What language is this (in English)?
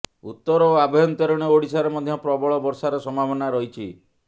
Odia